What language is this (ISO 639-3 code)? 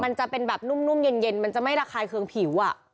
tha